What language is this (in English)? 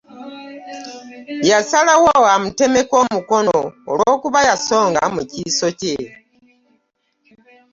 Ganda